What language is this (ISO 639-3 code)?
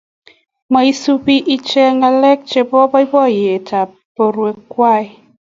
kln